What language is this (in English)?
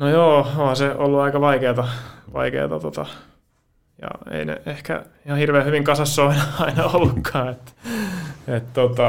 Finnish